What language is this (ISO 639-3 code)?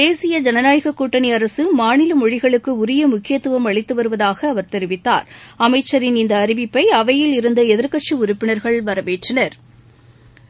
tam